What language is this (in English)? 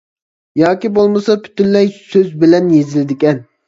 Uyghur